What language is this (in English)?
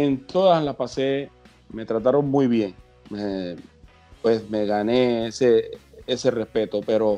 Spanish